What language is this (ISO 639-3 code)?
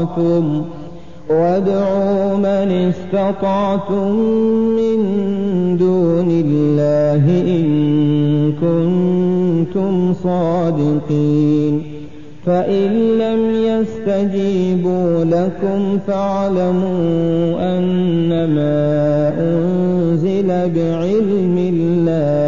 ara